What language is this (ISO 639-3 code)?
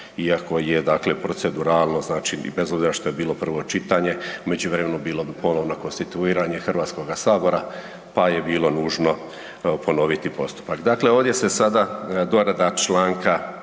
hrv